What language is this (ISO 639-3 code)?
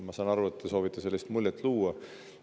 est